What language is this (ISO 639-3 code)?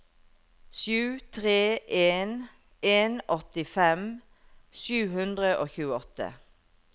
nor